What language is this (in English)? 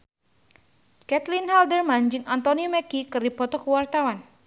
Sundanese